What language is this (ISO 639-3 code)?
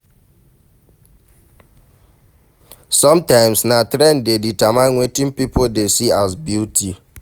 pcm